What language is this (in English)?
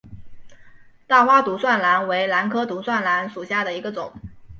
Chinese